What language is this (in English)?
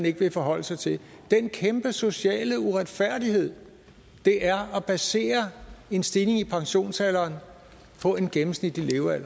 Danish